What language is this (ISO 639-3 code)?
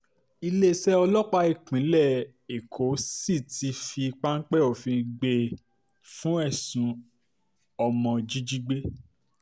yor